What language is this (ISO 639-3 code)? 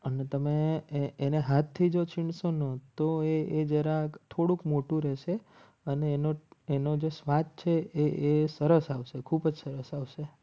guj